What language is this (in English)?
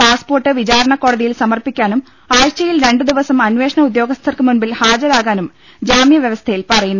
Malayalam